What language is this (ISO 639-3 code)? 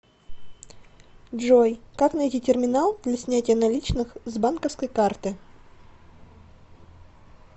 rus